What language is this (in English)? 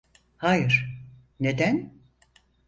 Turkish